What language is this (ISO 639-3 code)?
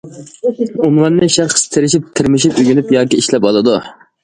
uig